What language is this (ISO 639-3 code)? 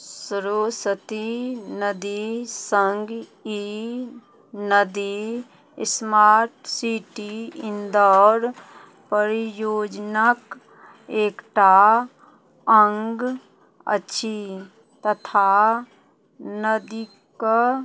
mai